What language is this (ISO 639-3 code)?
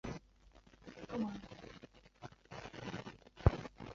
zho